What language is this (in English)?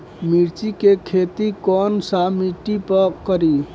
Bhojpuri